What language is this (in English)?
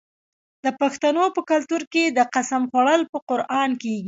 Pashto